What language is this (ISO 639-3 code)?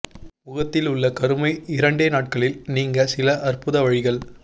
tam